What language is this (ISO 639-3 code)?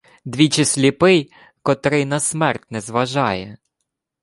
ukr